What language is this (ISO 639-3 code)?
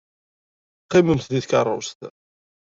kab